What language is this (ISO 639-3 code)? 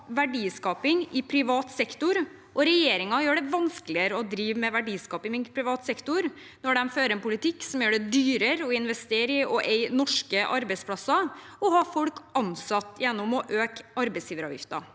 nor